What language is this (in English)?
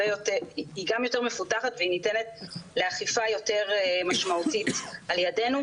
Hebrew